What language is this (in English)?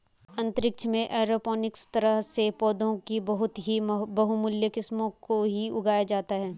Hindi